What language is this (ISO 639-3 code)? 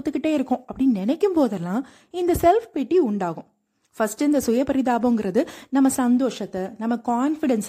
tam